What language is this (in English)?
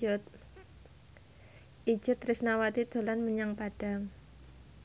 Javanese